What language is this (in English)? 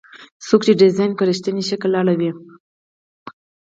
Pashto